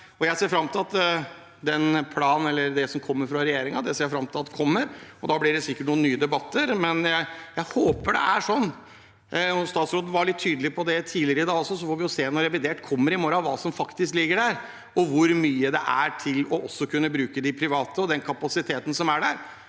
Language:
Norwegian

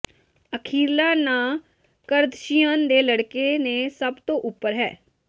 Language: Punjabi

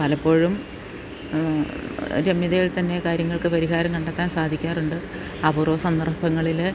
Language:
Malayalam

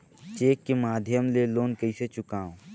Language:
Chhattisgarhi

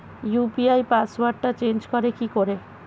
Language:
Bangla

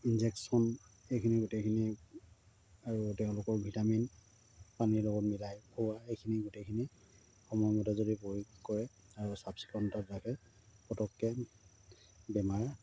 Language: Assamese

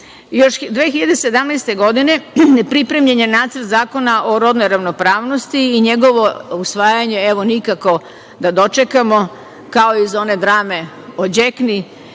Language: Serbian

